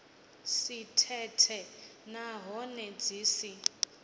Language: Venda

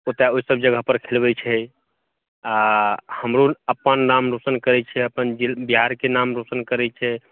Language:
Maithili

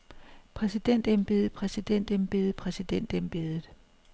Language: Danish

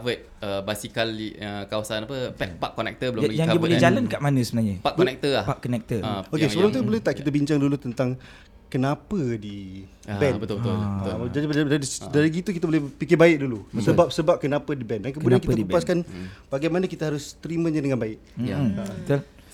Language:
Malay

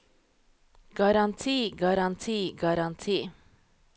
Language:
Norwegian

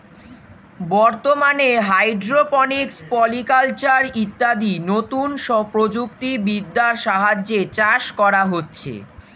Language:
Bangla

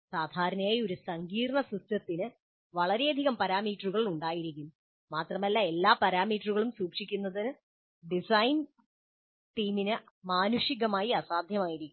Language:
Malayalam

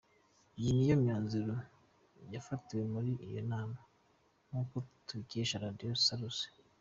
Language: Kinyarwanda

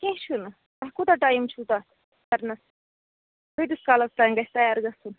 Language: Kashmiri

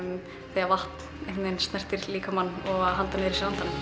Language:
Icelandic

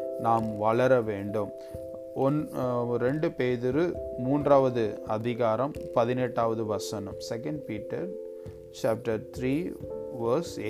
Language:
Tamil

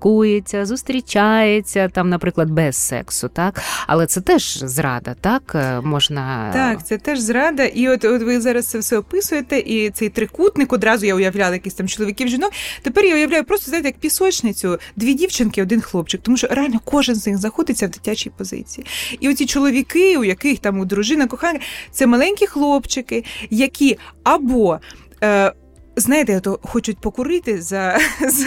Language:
Ukrainian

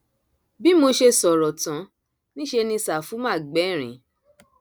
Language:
Yoruba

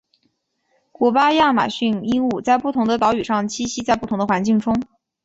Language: Chinese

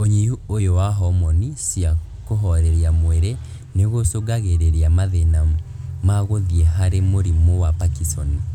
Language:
Kikuyu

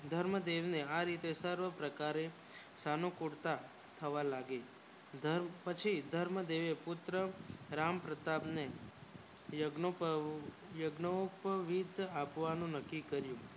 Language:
Gujarati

